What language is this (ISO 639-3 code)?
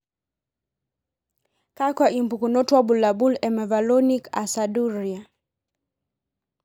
mas